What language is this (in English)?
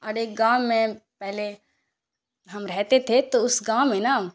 Urdu